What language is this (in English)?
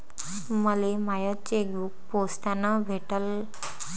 Marathi